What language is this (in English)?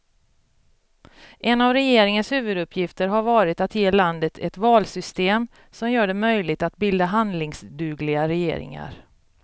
Swedish